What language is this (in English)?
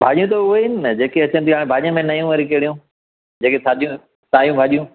Sindhi